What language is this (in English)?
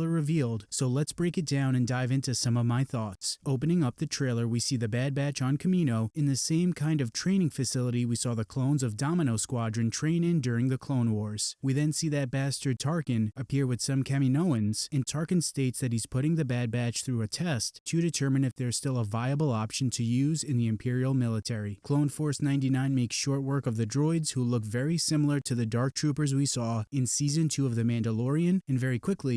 English